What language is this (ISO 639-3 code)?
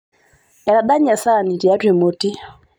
mas